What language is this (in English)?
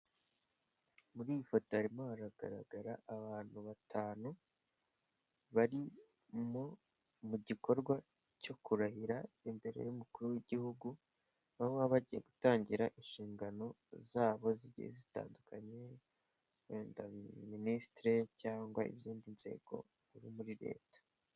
Kinyarwanda